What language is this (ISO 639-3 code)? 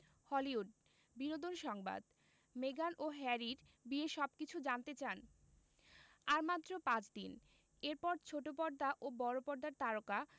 ben